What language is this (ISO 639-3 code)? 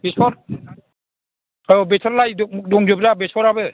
brx